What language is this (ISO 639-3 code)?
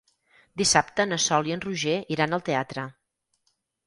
cat